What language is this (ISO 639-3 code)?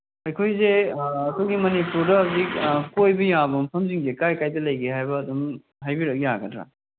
mni